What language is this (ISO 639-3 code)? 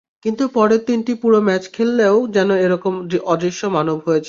ben